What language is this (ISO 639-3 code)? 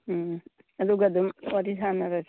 mni